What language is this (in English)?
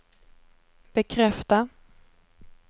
Swedish